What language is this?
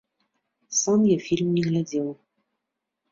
Belarusian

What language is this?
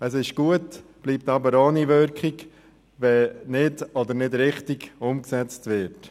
Swiss German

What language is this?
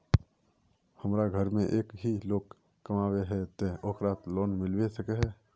Magahi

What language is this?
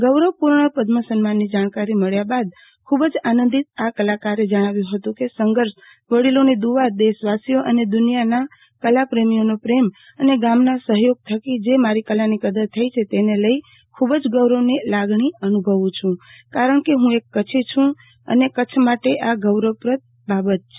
Gujarati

